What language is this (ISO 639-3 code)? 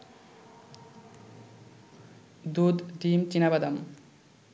ben